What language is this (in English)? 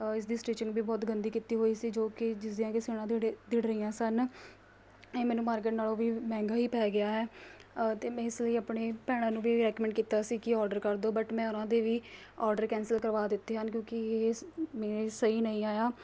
Punjabi